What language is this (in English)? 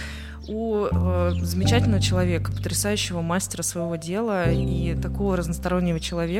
Russian